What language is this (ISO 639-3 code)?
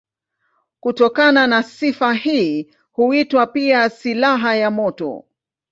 swa